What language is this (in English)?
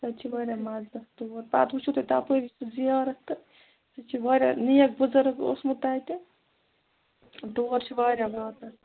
Kashmiri